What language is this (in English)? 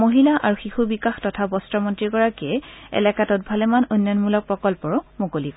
Assamese